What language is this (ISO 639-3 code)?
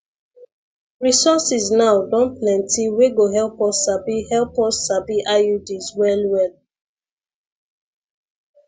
pcm